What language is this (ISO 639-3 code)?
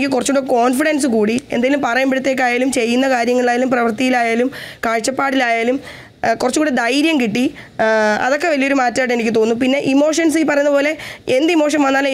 mal